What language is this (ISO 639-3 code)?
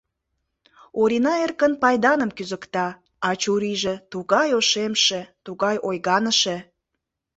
chm